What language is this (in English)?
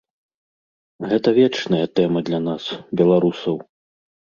Belarusian